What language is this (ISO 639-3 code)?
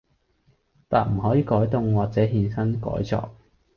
yue